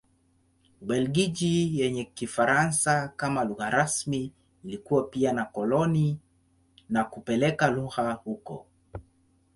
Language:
Swahili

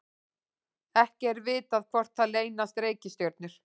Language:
Icelandic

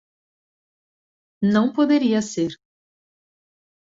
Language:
Portuguese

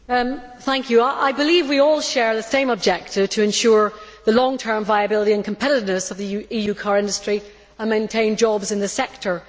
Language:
English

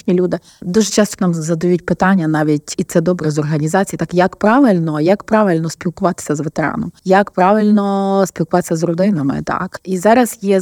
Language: Ukrainian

